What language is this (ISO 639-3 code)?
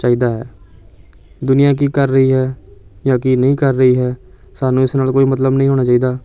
pan